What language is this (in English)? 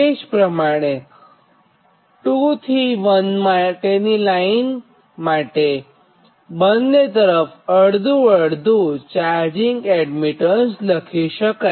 Gujarati